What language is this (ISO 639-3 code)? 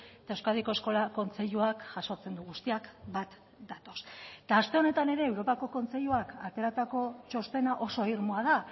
eus